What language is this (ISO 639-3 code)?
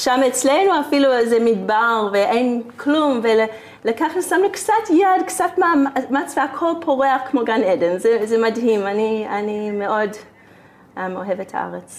heb